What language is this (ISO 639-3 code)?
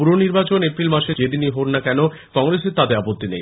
ben